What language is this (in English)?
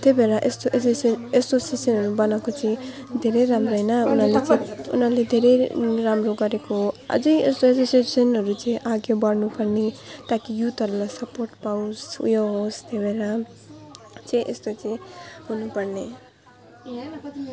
Nepali